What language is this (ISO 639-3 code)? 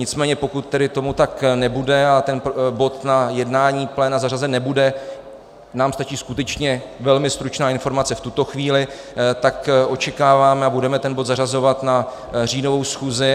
ces